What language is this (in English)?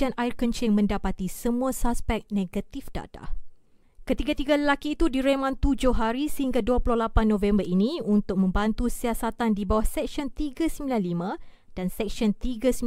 Malay